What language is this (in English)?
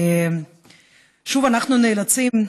Hebrew